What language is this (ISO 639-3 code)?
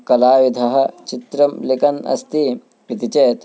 san